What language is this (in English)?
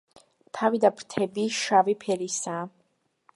Georgian